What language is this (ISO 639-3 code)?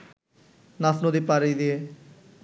ben